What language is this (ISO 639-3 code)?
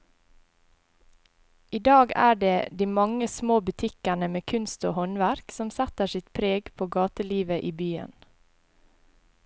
nor